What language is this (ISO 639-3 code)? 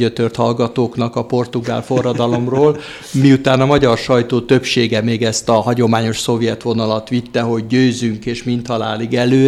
hun